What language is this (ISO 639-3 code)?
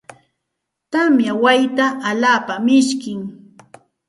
qxt